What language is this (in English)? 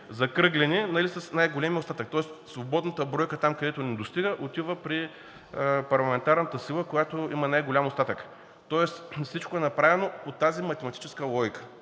Bulgarian